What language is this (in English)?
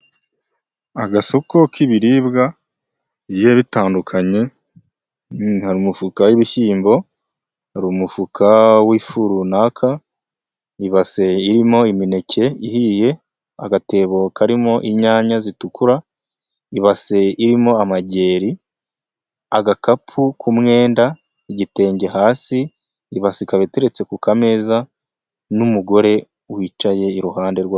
Kinyarwanda